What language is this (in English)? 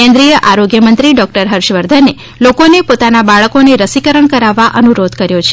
Gujarati